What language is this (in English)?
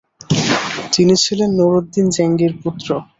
Bangla